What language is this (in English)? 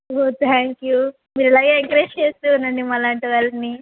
Telugu